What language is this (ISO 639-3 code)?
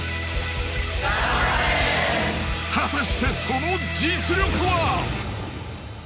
jpn